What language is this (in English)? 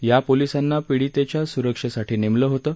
Marathi